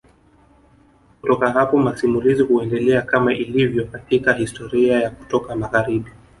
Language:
Swahili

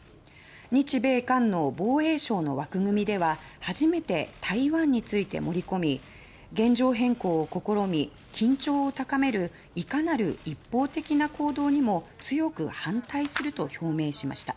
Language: Japanese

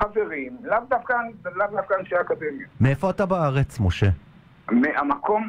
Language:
Hebrew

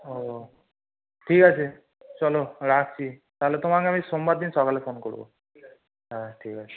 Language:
Bangla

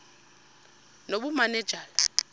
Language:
Xhosa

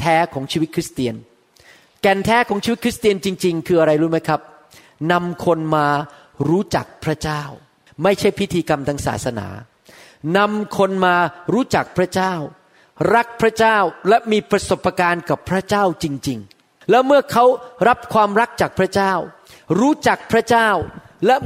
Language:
Thai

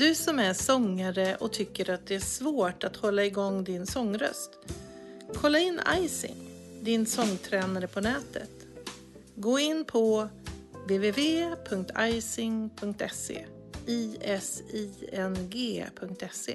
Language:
Swedish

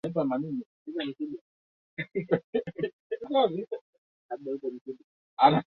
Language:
Swahili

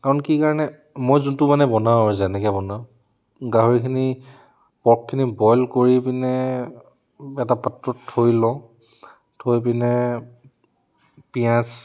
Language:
Assamese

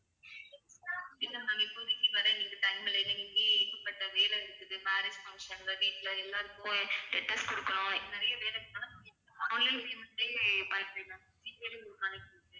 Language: Tamil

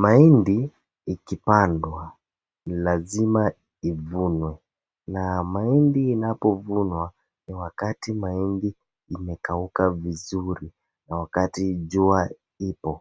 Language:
Swahili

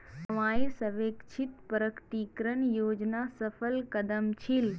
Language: Magahi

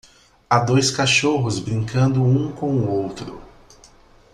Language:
Portuguese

